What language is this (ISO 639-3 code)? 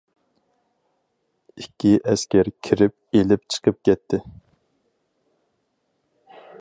uig